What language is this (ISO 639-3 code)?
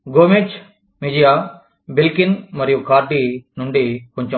tel